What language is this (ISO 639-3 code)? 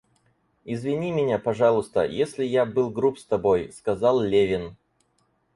rus